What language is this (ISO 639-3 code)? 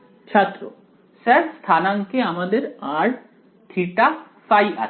ben